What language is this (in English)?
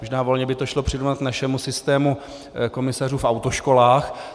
Czech